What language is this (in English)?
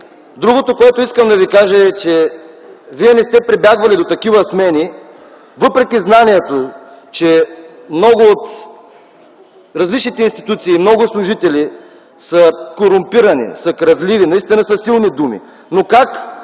Bulgarian